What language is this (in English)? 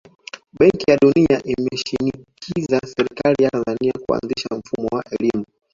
Swahili